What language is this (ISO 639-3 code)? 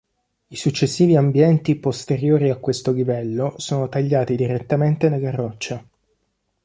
ita